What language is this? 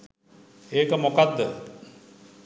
Sinhala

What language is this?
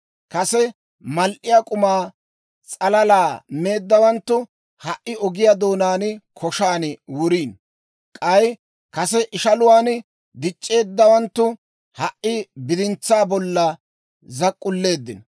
Dawro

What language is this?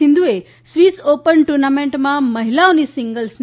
Gujarati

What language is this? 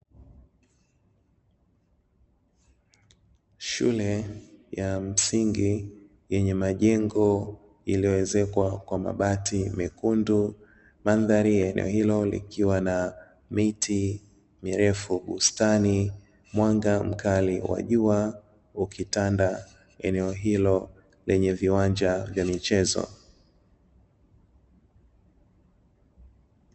Swahili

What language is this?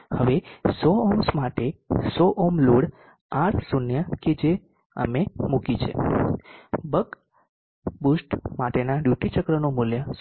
Gujarati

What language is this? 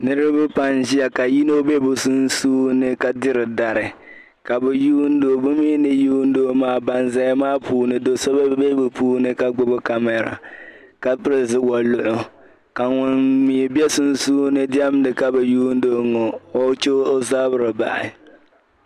Dagbani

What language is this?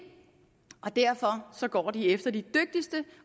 Danish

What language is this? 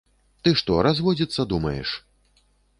Belarusian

